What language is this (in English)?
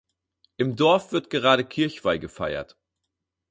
German